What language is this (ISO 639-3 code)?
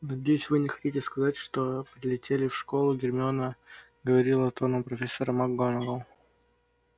rus